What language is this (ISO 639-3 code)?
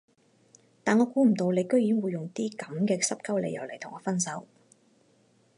yue